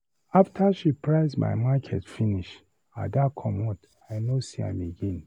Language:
Nigerian Pidgin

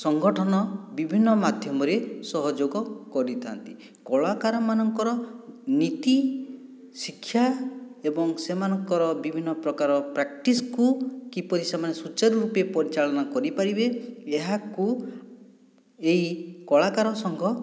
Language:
Odia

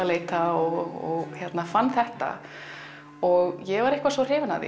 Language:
Icelandic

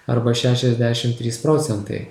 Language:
Lithuanian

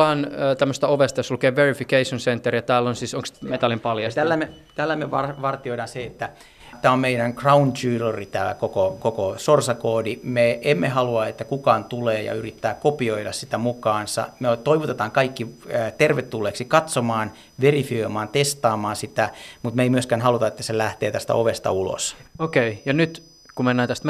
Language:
Finnish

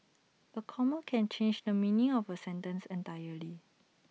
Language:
English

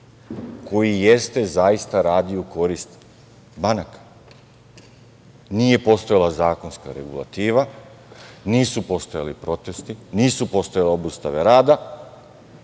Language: Serbian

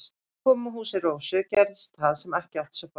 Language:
Icelandic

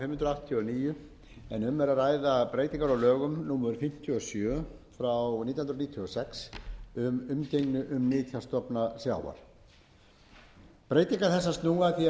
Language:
Icelandic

